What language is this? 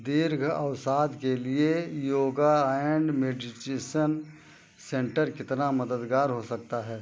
Hindi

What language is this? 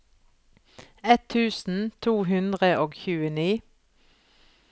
Norwegian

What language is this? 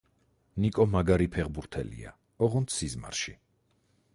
Georgian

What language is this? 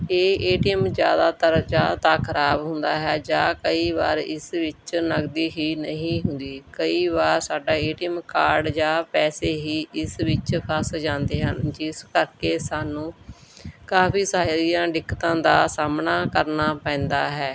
Punjabi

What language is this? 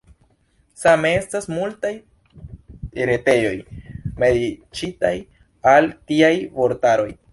Esperanto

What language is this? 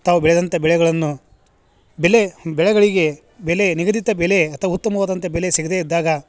Kannada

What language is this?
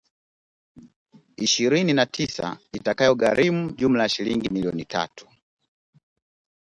Swahili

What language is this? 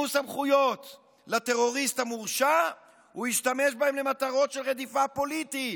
Hebrew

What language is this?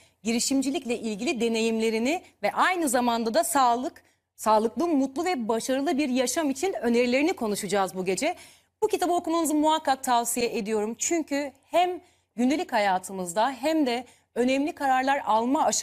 Turkish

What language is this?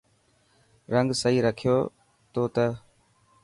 Dhatki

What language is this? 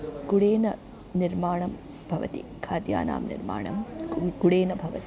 Sanskrit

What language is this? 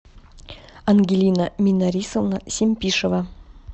Russian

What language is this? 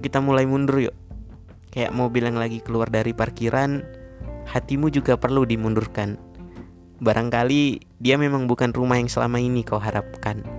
Indonesian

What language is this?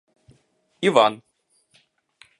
Ukrainian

